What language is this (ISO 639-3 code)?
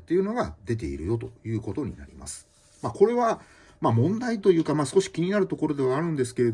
jpn